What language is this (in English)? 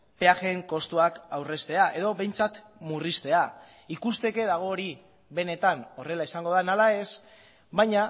Basque